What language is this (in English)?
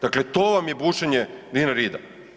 Croatian